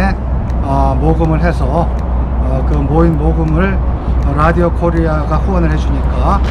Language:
Korean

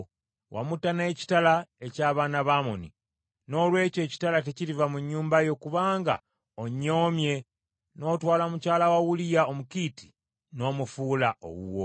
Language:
Ganda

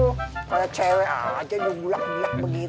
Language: Indonesian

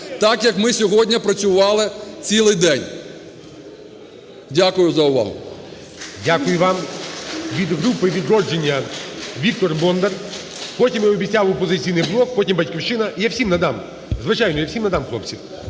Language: Ukrainian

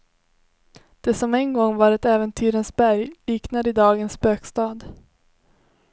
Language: Swedish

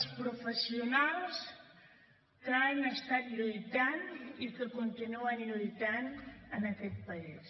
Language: Catalan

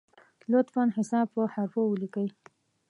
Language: Pashto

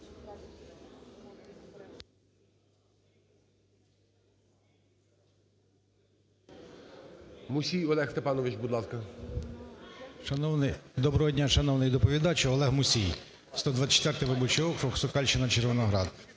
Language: Ukrainian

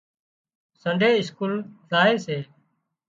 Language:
Wadiyara Koli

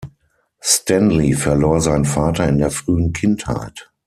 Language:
German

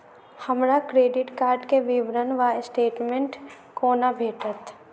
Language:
Maithili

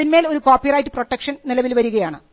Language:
Malayalam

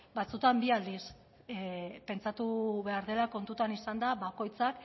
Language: Basque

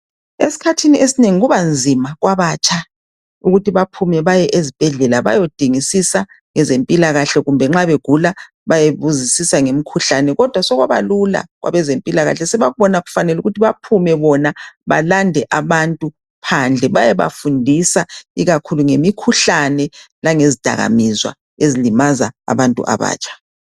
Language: North Ndebele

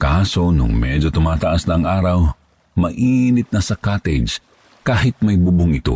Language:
Filipino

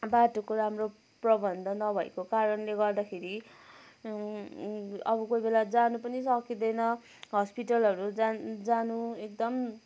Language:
Nepali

